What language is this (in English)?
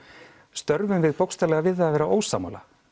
Icelandic